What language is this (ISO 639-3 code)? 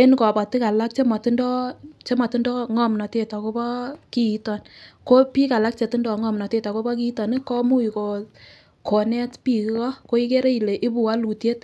kln